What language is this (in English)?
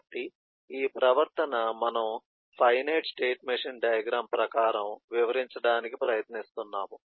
Telugu